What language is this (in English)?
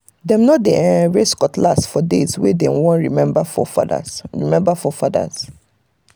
Nigerian Pidgin